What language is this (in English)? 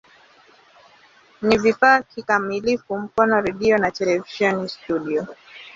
Swahili